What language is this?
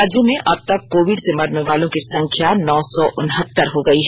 Hindi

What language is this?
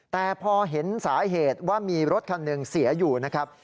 Thai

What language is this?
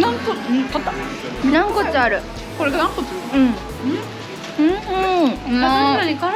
Japanese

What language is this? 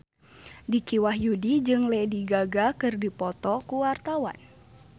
Sundanese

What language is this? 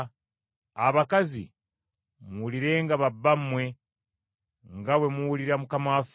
Ganda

